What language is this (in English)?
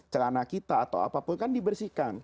Indonesian